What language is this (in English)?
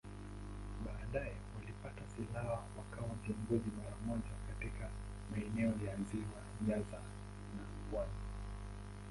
Swahili